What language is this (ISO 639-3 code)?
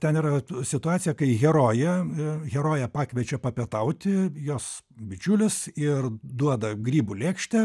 lit